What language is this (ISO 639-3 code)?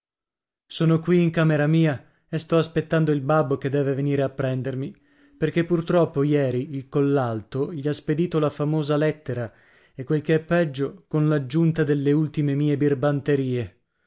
ita